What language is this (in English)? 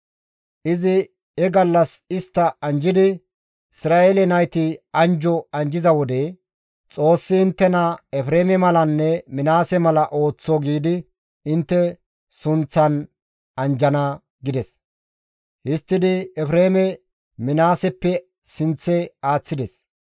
Gamo